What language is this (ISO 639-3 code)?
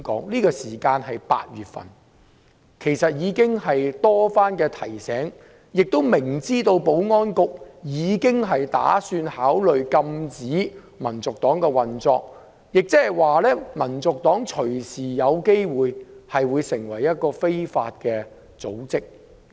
yue